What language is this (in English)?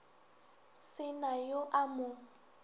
Northern Sotho